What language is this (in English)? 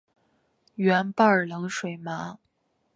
Chinese